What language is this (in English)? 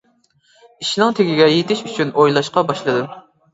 Uyghur